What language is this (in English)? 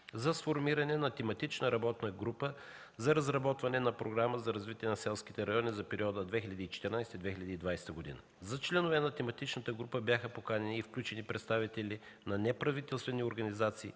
Bulgarian